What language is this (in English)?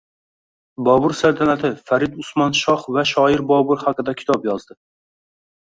Uzbek